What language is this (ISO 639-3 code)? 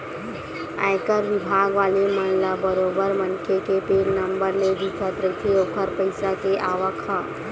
hne